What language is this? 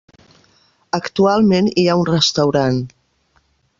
Catalan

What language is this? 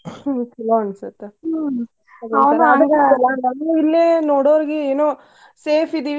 Kannada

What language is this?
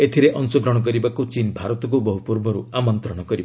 Odia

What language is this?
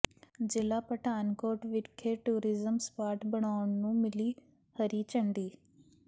Punjabi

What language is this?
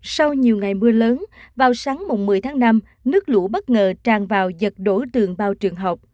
Vietnamese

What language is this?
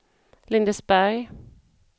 Swedish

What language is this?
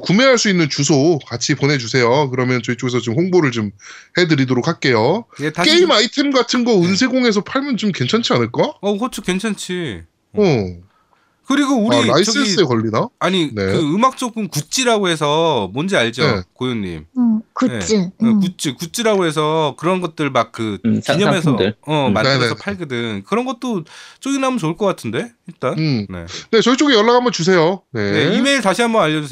Korean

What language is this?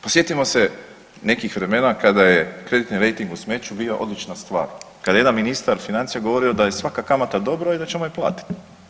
Croatian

